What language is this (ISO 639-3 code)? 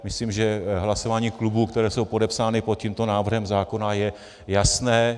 ces